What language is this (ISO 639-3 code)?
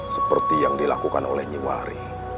ind